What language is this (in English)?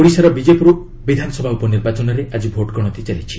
Odia